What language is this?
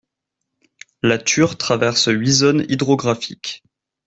French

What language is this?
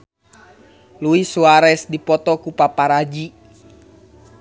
Sundanese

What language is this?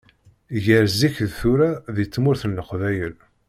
Kabyle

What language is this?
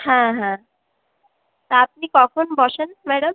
Bangla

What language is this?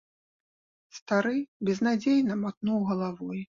Belarusian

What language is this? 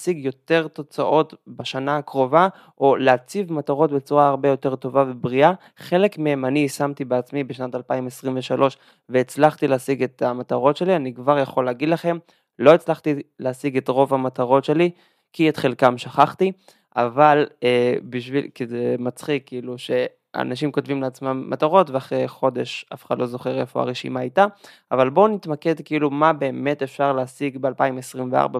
Hebrew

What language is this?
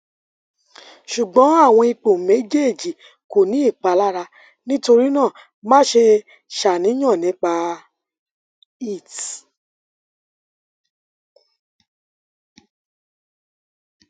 Yoruba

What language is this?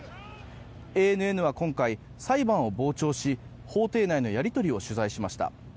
Japanese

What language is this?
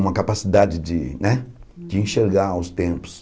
Portuguese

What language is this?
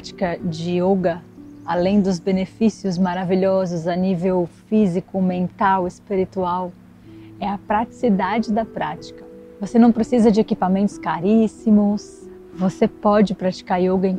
Portuguese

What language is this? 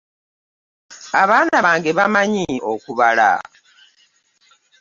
Ganda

